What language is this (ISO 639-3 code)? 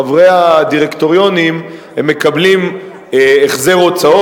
heb